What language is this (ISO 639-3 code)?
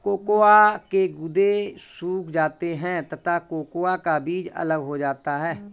hin